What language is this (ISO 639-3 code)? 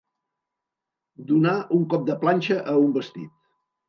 cat